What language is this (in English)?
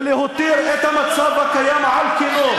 Hebrew